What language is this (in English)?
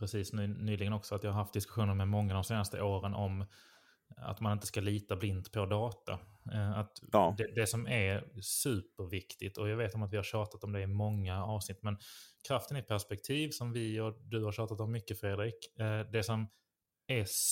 Swedish